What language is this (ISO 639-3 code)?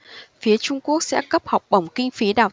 vie